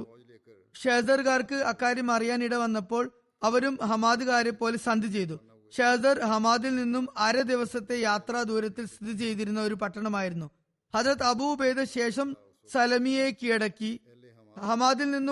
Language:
Malayalam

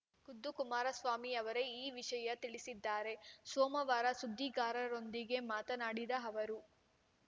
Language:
Kannada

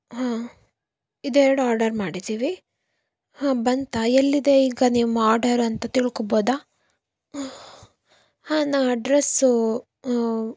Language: Kannada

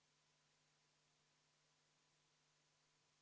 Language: Estonian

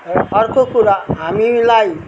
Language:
Nepali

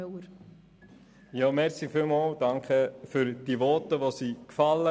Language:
Swiss German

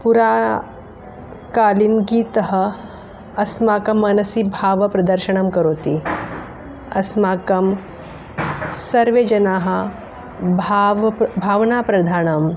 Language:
Sanskrit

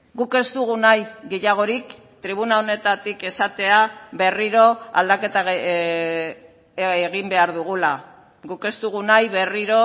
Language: Basque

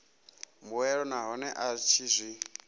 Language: Venda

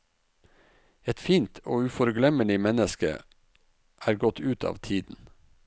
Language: Norwegian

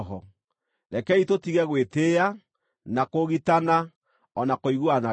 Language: Kikuyu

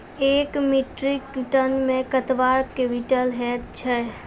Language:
Maithili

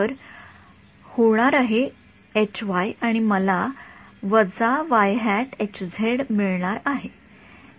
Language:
Marathi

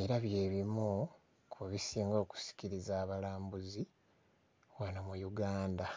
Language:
Ganda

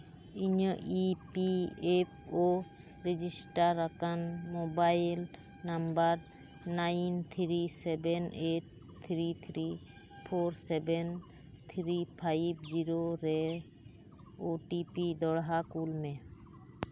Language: Santali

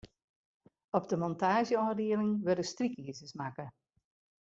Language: Western Frisian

